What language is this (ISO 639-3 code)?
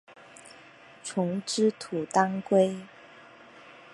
zho